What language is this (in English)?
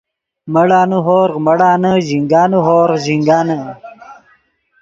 Yidgha